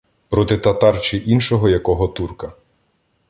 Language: Ukrainian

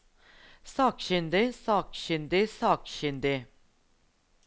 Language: Norwegian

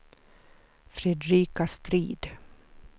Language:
Swedish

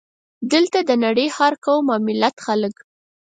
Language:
Pashto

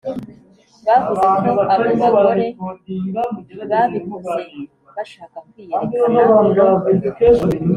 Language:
Kinyarwanda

